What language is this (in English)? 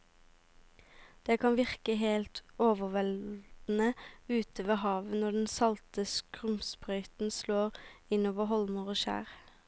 Norwegian